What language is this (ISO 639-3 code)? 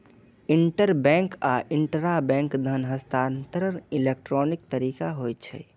mai